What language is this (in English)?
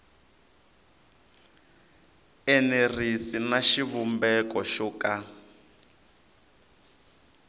Tsonga